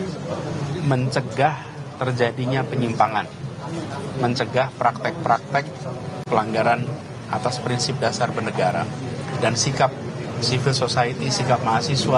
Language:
Indonesian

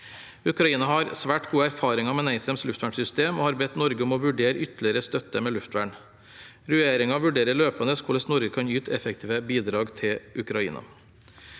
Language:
Norwegian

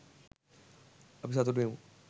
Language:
Sinhala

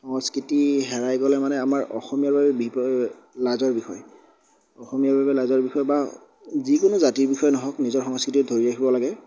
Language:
Assamese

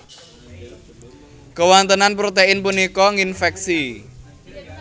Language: Javanese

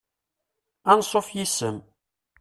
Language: Kabyle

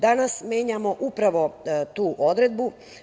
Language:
Serbian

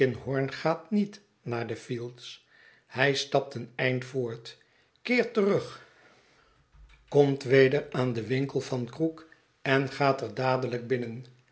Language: Dutch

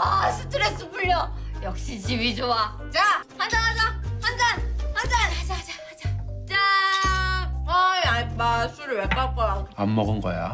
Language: Korean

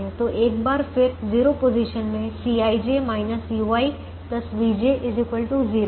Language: Hindi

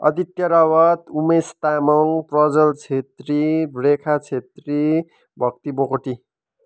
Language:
Nepali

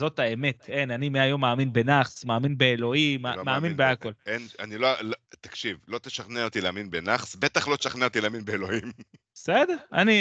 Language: Hebrew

